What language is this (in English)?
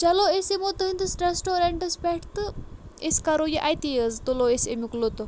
Kashmiri